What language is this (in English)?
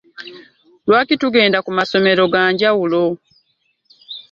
Ganda